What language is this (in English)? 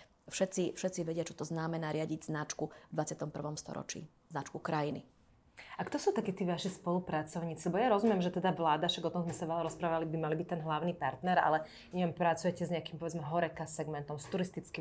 Slovak